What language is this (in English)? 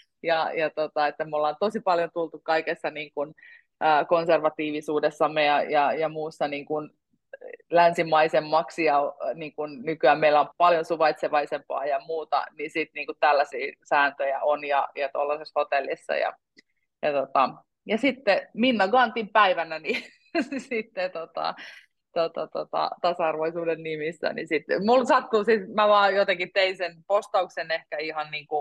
Finnish